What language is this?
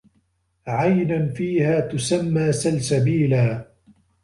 Arabic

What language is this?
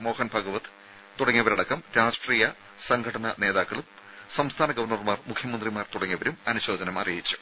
Malayalam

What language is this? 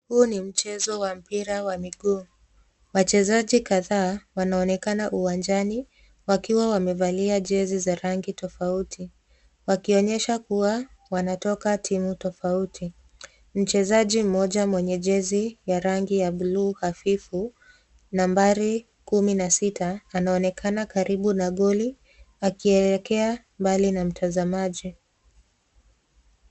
Swahili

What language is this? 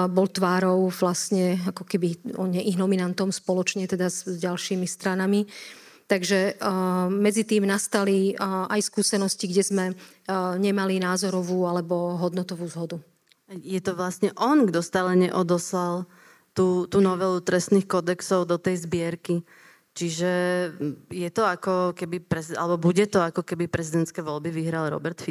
Slovak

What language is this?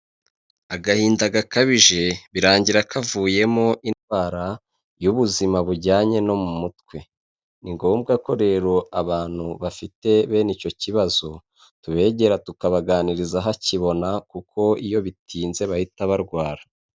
Kinyarwanda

